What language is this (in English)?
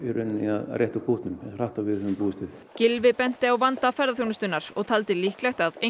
Icelandic